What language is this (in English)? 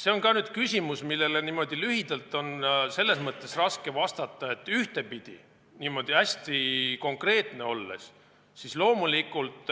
Estonian